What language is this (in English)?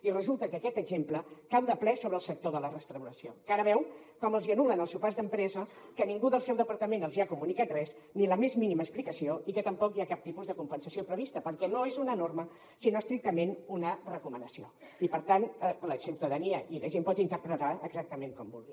Catalan